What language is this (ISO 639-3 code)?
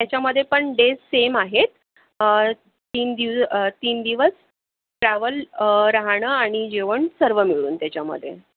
mar